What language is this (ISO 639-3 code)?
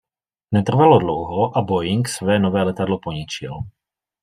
ces